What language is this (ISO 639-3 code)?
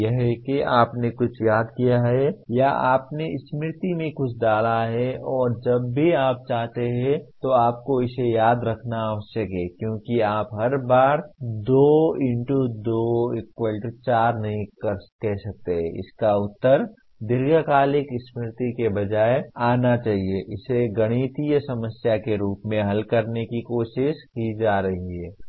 hin